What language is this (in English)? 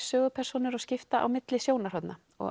Icelandic